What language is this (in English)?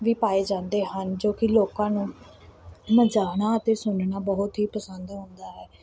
Punjabi